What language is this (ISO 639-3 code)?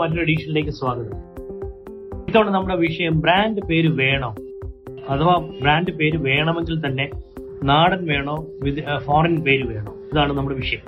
mal